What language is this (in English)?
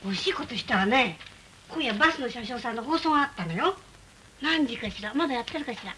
Japanese